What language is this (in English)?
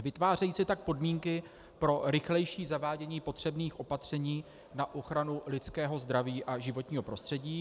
Czech